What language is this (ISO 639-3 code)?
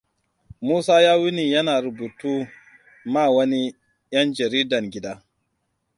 hau